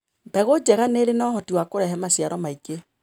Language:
Kikuyu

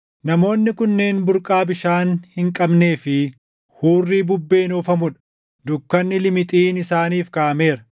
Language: Oromo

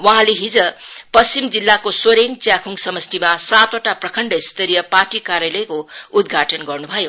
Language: Nepali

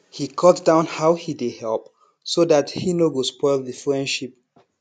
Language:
Nigerian Pidgin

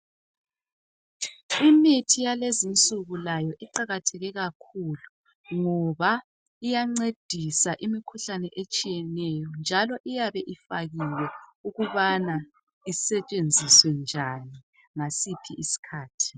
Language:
North Ndebele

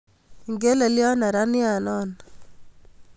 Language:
Kalenjin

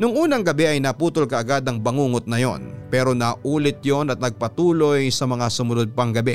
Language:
Filipino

